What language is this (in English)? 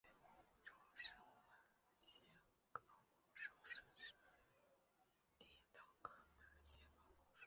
Chinese